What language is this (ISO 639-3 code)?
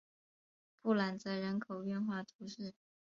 zho